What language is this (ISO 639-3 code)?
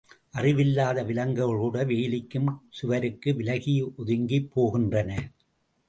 tam